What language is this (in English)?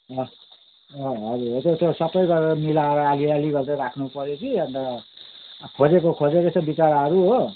Nepali